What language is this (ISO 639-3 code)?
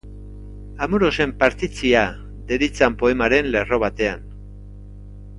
eus